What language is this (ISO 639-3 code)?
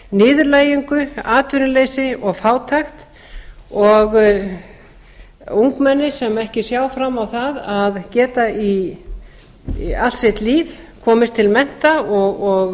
isl